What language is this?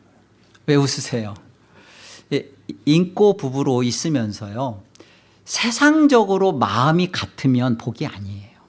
Korean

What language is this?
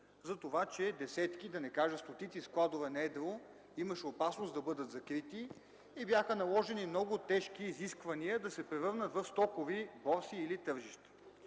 Bulgarian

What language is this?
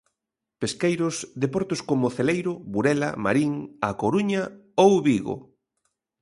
Galician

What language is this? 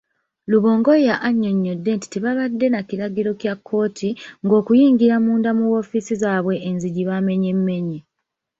Ganda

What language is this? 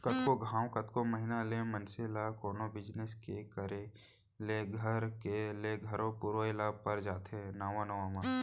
Chhattisgarhi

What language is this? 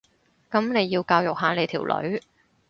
Cantonese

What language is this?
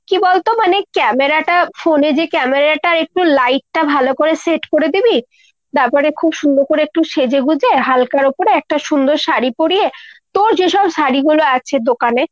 Bangla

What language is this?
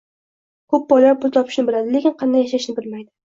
Uzbek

